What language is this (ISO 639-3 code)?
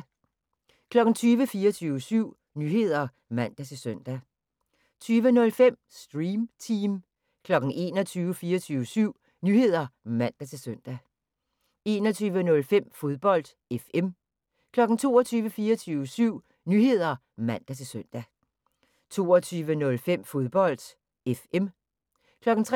dan